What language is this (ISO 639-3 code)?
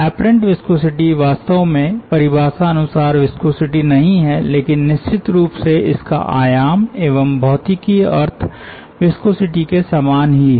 hin